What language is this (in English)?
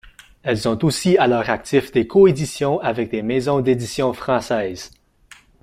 French